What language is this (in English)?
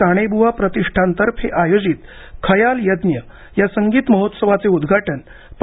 Marathi